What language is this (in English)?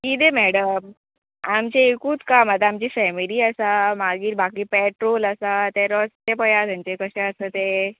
Konkani